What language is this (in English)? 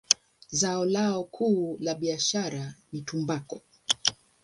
Swahili